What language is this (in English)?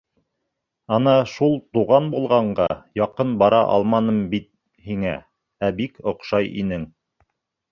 Bashkir